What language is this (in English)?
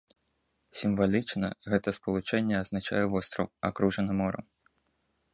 Belarusian